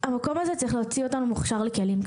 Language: Hebrew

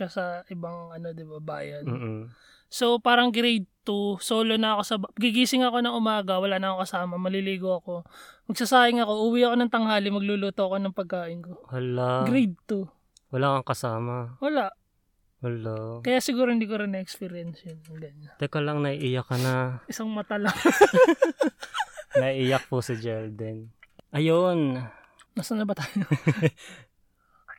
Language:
Filipino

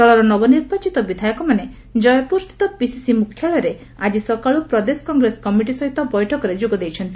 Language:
Odia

